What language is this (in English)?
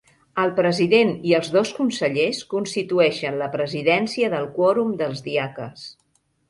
Catalan